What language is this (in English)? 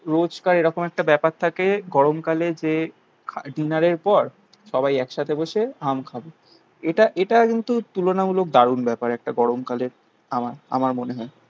Bangla